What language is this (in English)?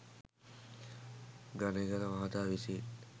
Sinhala